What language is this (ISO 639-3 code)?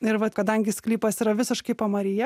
lit